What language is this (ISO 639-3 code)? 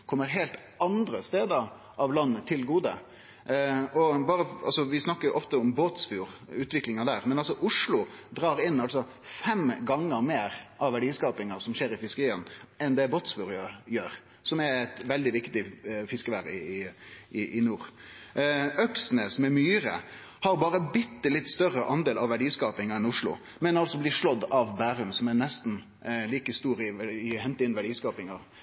nno